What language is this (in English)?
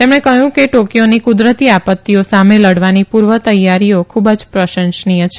Gujarati